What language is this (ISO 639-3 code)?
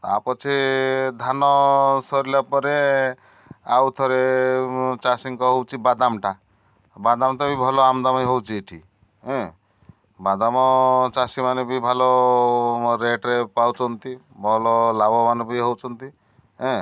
ori